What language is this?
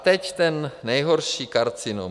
Czech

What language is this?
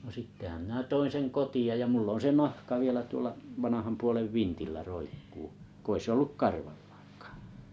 Finnish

